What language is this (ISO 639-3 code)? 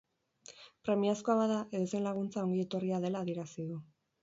eus